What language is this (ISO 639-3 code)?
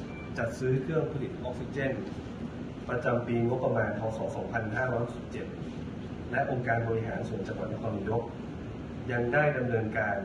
tha